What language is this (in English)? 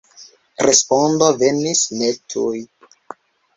Esperanto